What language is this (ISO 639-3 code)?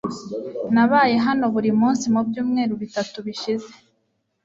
kin